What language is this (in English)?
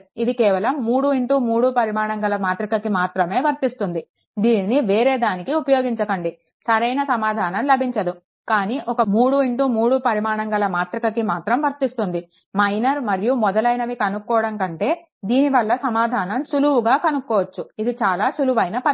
Telugu